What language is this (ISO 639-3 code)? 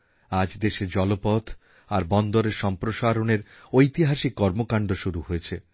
ben